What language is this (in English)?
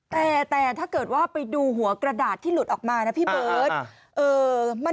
Thai